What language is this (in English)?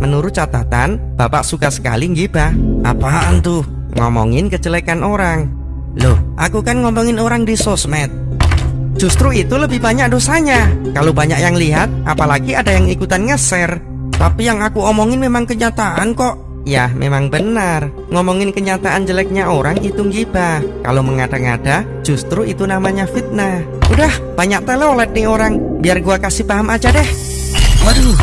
Indonesian